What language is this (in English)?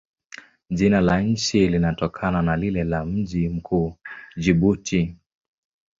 Swahili